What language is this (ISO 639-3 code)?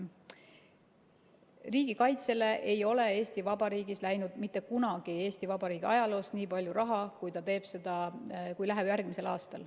est